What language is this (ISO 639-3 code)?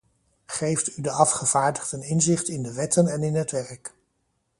nld